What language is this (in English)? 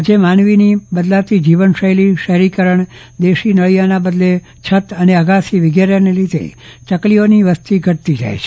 Gujarati